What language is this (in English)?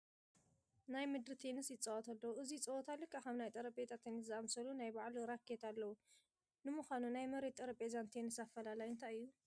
Tigrinya